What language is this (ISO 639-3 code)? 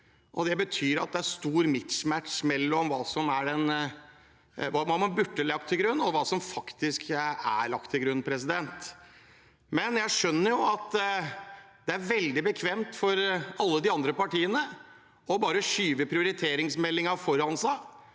nor